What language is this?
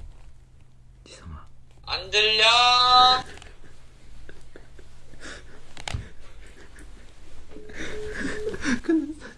Korean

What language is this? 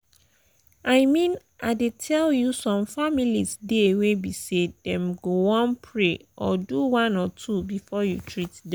Nigerian Pidgin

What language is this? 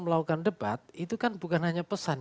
Indonesian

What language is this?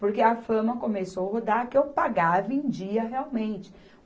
Portuguese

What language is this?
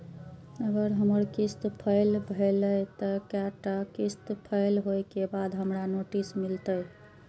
Maithili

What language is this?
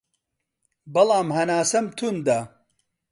Central Kurdish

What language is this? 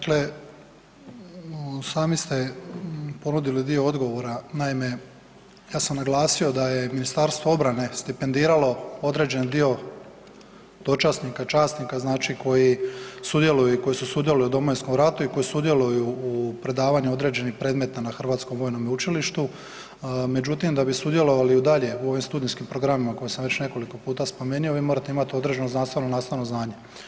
Croatian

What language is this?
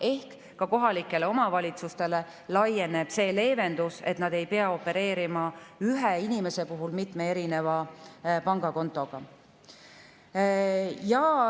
Estonian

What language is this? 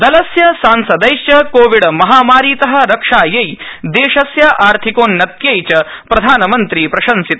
Sanskrit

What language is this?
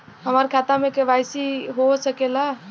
Bhojpuri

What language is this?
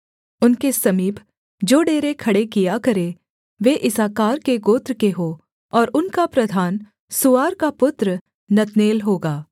Hindi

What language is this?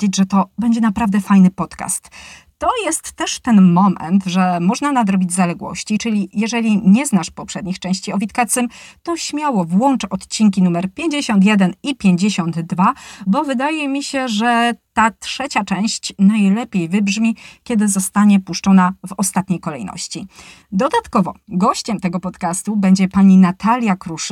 Polish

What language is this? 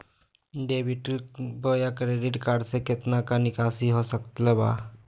Magahi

